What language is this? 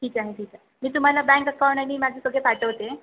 Marathi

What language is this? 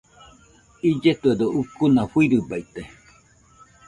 Nüpode Huitoto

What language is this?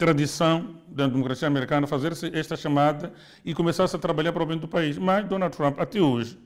Portuguese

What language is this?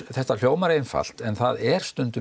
Icelandic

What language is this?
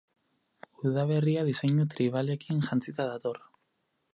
Basque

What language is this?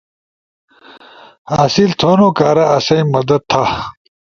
Ushojo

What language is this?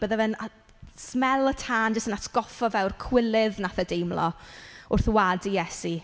Welsh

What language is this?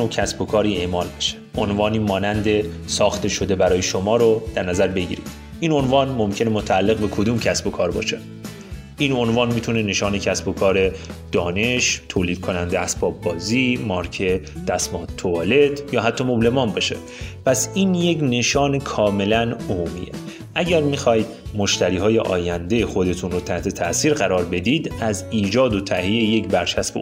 Persian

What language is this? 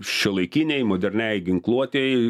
Lithuanian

